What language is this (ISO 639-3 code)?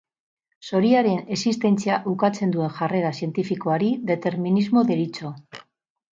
eus